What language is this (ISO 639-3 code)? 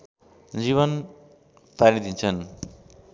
nep